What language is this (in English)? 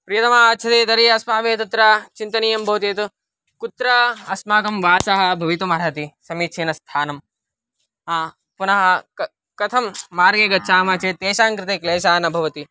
Sanskrit